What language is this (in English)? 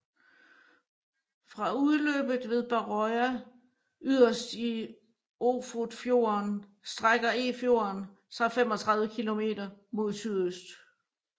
Danish